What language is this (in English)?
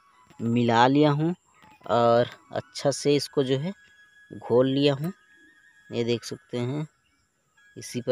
Hindi